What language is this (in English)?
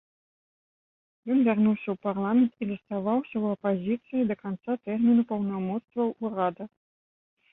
Belarusian